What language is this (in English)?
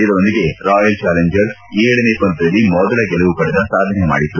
Kannada